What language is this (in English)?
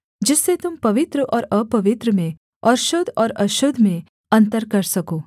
Hindi